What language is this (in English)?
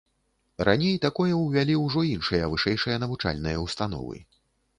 Belarusian